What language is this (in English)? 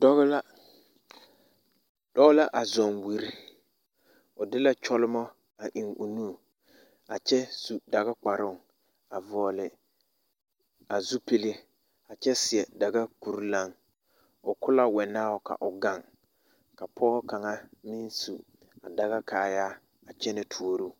Southern Dagaare